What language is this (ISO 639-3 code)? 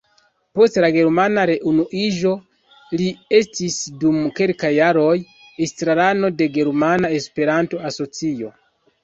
epo